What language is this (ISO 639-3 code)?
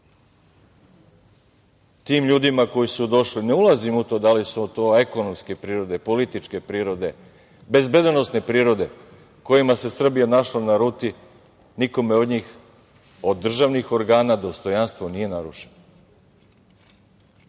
srp